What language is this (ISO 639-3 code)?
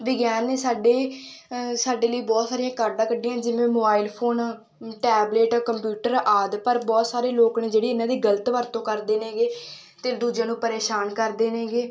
pan